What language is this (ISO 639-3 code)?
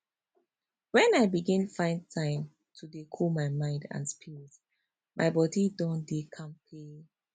pcm